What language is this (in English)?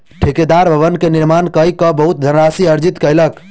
Maithili